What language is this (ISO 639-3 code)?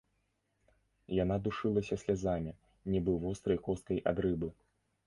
bel